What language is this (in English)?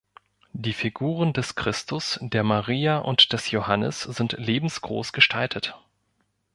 German